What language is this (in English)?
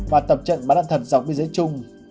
Vietnamese